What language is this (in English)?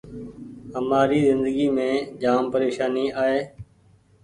Goaria